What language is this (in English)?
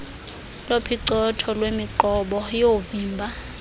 Xhosa